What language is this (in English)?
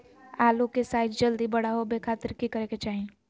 Magahi